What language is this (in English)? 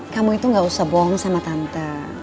Indonesian